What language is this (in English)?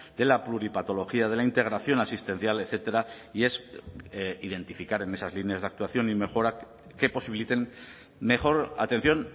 Spanish